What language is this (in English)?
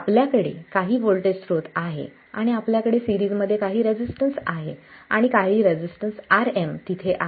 Marathi